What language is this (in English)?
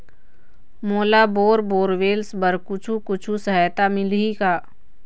Chhattisgarhi